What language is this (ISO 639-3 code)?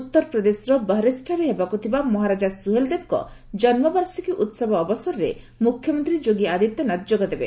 ori